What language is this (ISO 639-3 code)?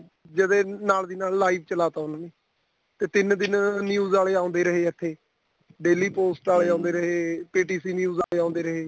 pan